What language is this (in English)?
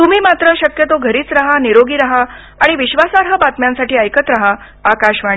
Marathi